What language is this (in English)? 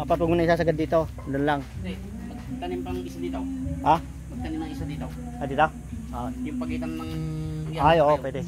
Filipino